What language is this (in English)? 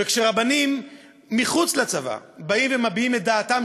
Hebrew